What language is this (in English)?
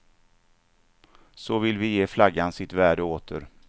Swedish